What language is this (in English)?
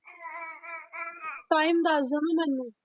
Punjabi